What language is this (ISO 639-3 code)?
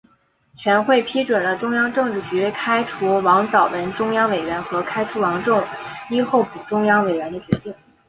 zho